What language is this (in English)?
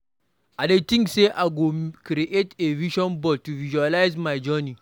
Nigerian Pidgin